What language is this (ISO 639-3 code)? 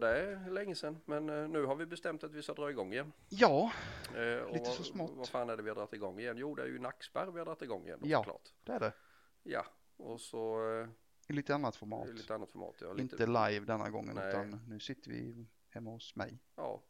swe